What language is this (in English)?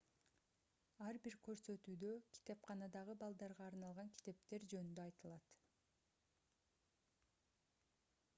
Kyrgyz